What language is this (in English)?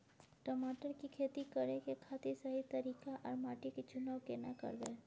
Maithili